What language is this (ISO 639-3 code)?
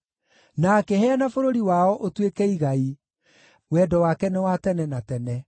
kik